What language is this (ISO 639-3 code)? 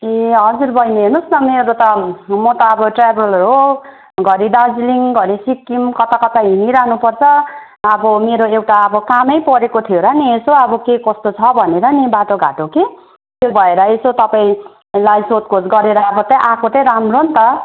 nep